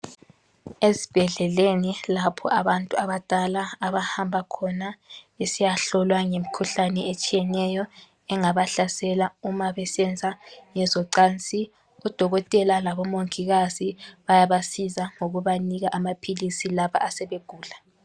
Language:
North Ndebele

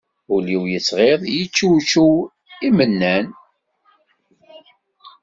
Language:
Kabyle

